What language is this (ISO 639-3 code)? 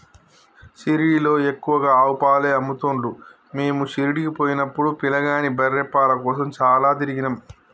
tel